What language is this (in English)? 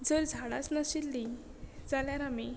Konkani